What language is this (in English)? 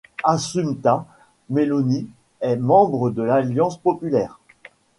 French